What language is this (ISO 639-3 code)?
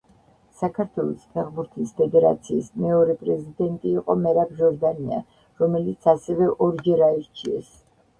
kat